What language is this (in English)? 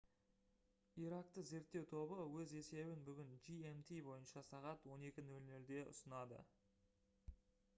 Kazakh